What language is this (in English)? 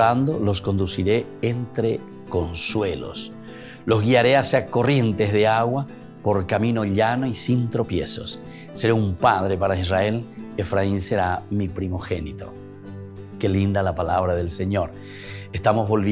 Spanish